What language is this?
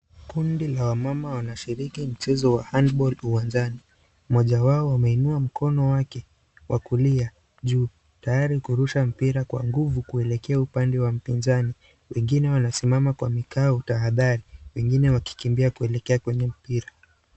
Swahili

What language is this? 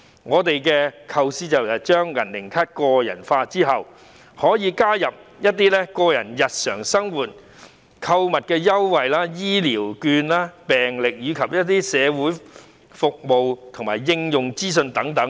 Cantonese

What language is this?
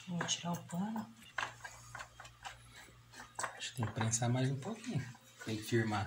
Portuguese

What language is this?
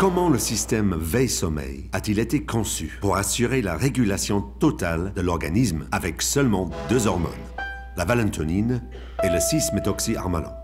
French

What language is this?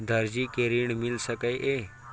Maithili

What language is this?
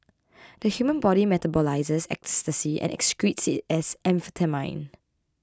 English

